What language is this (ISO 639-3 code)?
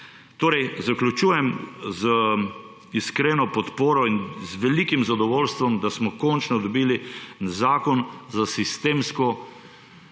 slv